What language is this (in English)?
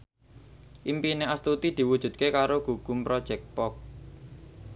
Javanese